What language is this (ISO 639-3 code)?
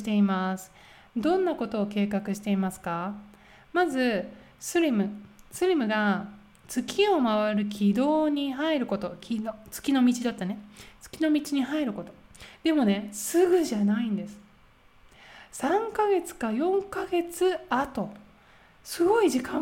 jpn